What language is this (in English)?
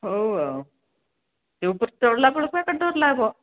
Odia